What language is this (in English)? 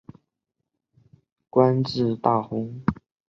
Chinese